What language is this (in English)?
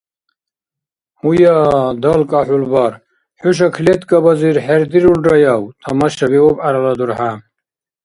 Dargwa